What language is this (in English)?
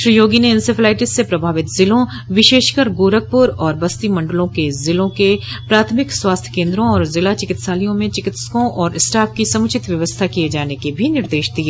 Hindi